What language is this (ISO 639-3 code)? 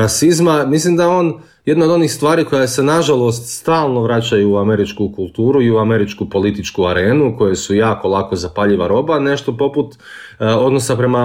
hrv